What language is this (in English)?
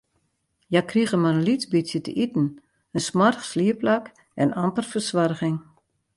Western Frisian